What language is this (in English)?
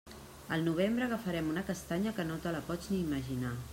Catalan